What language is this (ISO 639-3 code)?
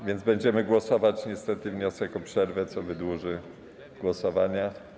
pol